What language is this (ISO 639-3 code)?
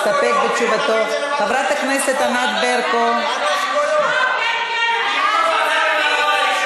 heb